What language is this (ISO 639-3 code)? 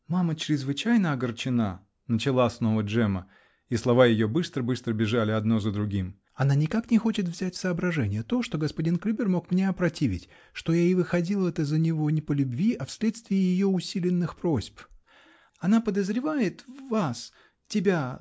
rus